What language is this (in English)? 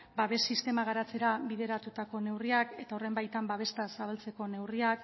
Basque